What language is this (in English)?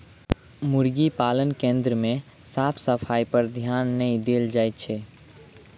Maithili